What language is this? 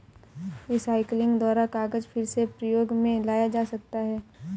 Hindi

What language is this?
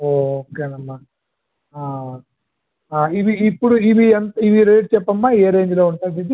Telugu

